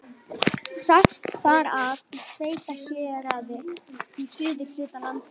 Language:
Icelandic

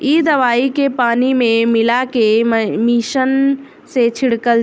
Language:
Bhojpuri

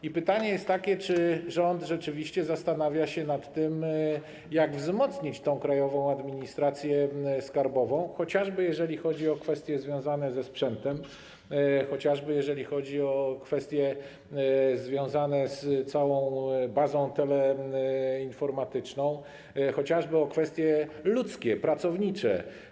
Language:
Polish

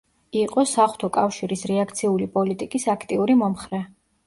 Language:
Georgian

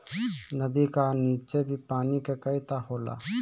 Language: Bhojpuri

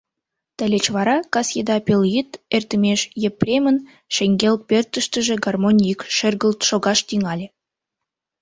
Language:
Mari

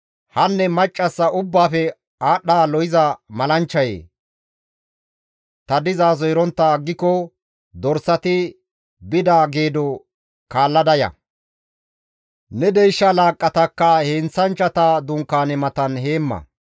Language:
Gamo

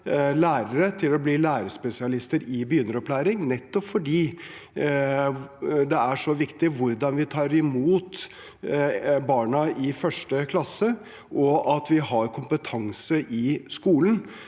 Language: Norwegian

